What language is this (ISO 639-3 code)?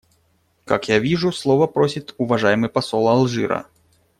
rus